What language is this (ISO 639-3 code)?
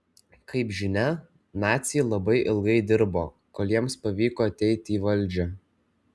lit